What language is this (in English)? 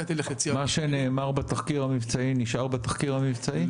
Hebrew